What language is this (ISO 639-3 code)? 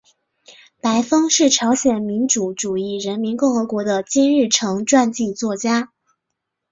zho